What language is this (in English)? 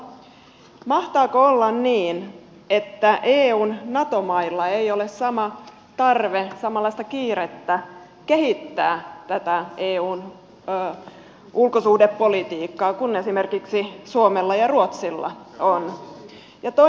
Finnish